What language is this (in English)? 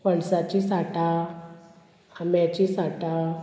Konkani